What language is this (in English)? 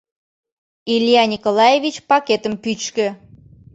Mari